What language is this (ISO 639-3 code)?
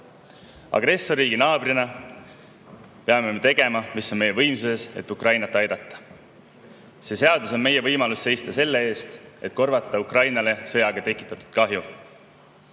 est